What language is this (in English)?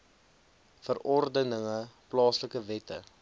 Afrikaans